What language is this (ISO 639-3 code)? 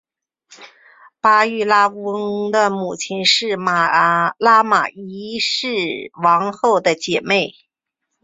zho